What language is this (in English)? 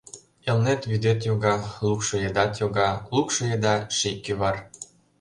Mari